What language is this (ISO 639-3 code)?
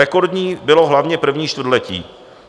ces